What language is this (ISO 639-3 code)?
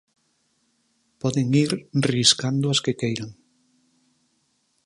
glg